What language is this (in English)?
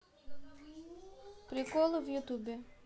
Russian